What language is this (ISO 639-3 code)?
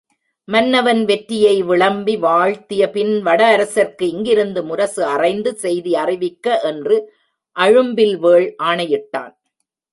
tam